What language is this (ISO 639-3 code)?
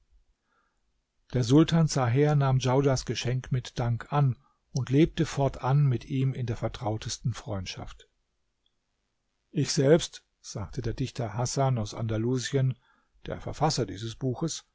deu